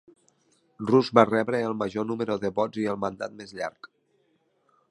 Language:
Catalan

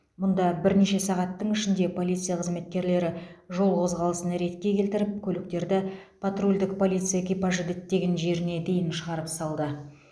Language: Kazakh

